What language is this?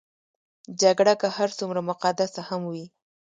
Pashto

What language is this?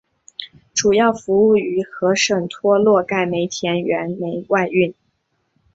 Chinese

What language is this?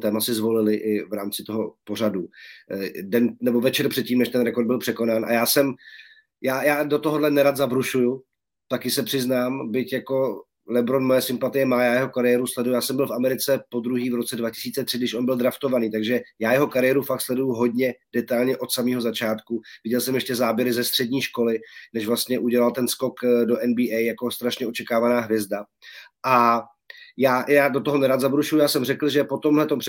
Czech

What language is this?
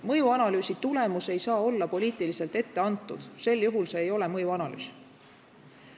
Estonian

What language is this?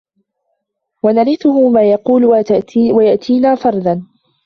Arabic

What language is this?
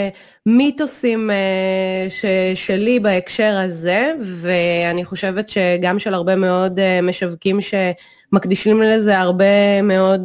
Hebrew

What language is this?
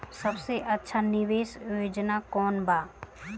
Bhojpuri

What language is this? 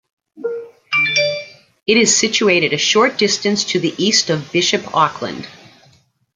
English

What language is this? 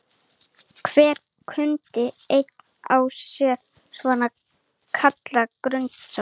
Icelandic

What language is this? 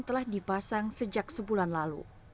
Indonesian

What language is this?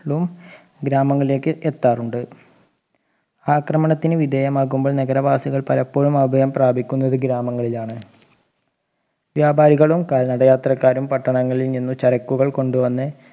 Malayalam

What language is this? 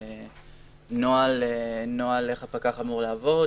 Hebrew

